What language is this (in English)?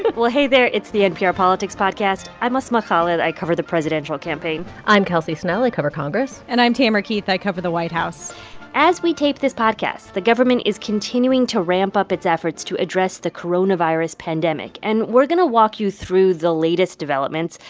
English